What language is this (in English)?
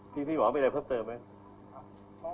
Thai